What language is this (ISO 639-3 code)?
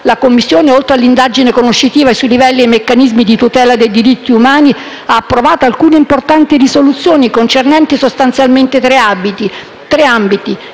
ita